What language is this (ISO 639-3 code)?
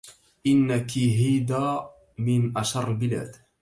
ara